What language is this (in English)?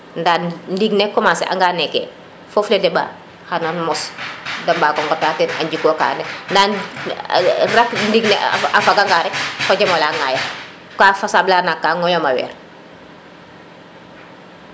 Serer